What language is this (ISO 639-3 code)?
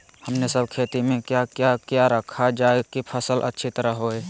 mag